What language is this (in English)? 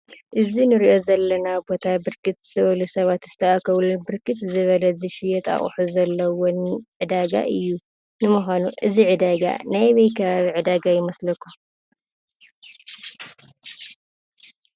Tigrinya